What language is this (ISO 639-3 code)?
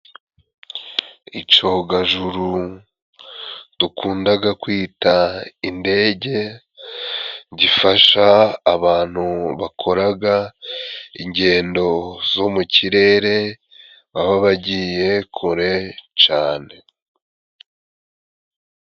kin